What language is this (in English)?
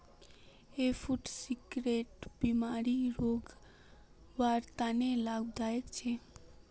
Magahi